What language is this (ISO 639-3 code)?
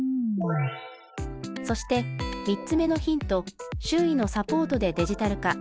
jpn